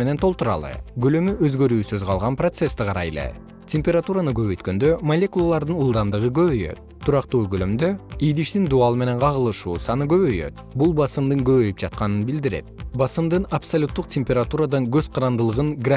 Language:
Kyrgyz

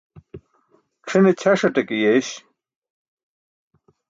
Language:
Burushaski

